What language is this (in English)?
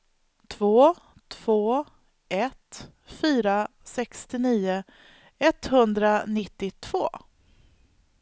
Swedish